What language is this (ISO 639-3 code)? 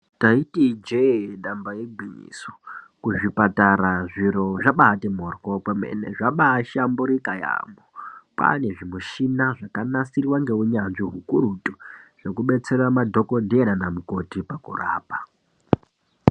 ndc